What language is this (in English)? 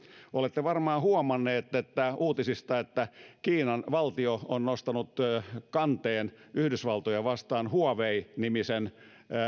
Finnish